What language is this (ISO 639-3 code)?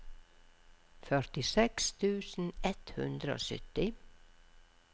nor